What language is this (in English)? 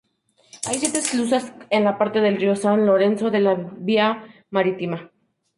Spanish